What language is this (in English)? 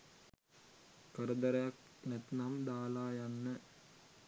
Sinhala